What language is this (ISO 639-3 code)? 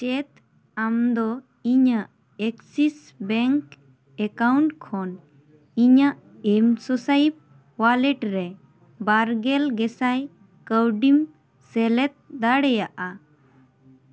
sat